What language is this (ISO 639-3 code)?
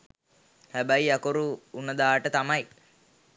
sin